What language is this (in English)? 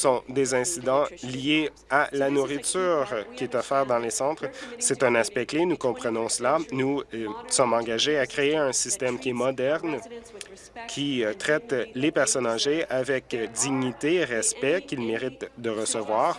French